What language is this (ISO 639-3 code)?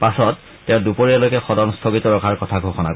asm